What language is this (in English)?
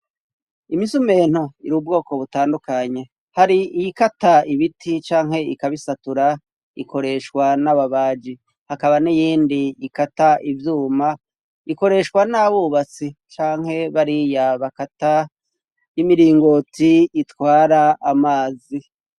Rundi